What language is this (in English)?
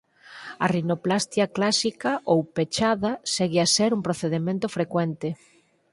Galician